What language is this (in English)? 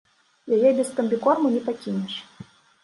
Belarusian